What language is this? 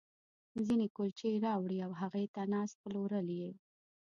Pashto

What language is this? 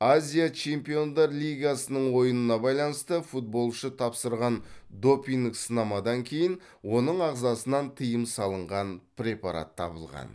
Kazakh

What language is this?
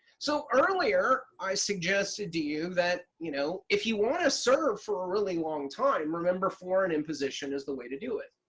English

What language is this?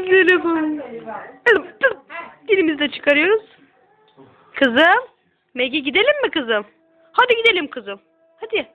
Turkish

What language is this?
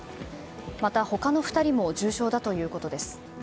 Japanese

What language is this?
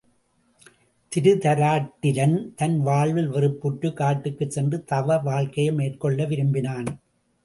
Tamil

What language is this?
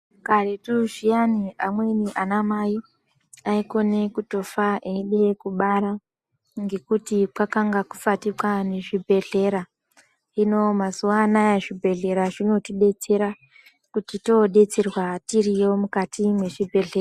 Ndau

